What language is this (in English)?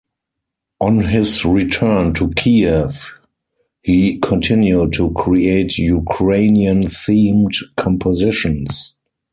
English